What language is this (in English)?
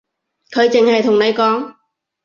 Cantonese